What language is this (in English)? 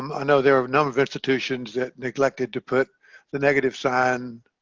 English